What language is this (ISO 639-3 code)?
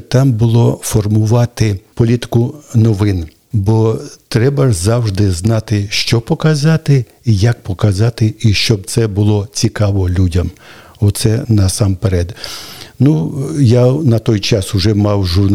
ukr